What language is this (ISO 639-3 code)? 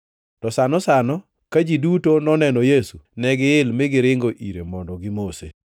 luo